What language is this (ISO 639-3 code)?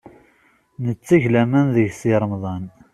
kab